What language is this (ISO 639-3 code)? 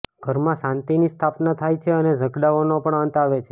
guj